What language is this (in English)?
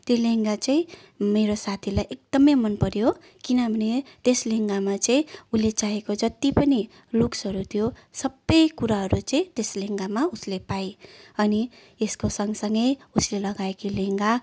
Nepali